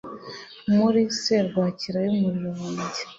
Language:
Kinyarwanda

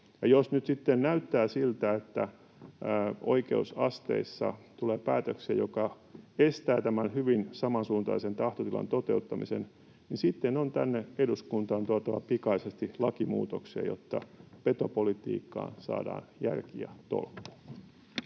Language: Finnish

